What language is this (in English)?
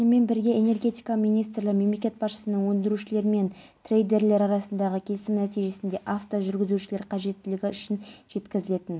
Kazakh